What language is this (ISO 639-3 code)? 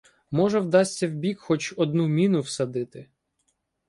ukr